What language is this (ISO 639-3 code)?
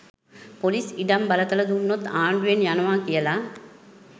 sin